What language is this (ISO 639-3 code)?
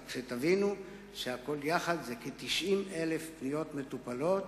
heb